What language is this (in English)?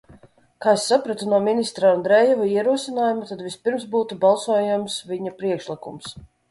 Latvian